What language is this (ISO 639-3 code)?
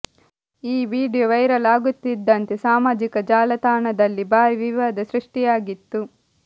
kan